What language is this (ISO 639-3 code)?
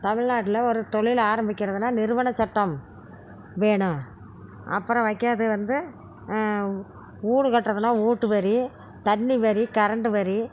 tam